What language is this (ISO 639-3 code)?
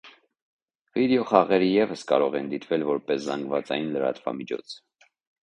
hye